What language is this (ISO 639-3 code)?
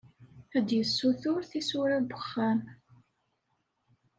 kab